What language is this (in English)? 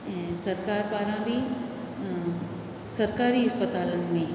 Sindhi